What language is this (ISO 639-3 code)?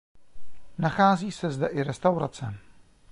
ces